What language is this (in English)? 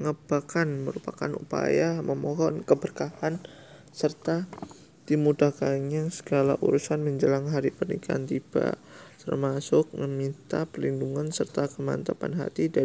Indonesian